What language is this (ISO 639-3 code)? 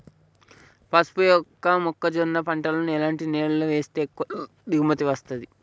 tel